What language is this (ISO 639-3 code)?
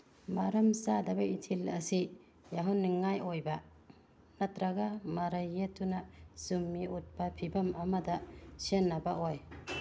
mni